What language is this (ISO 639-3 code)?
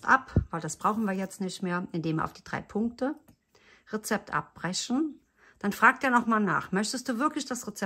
deu